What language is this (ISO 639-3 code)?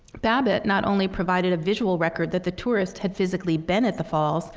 eng